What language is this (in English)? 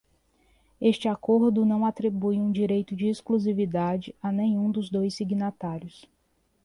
Portuguese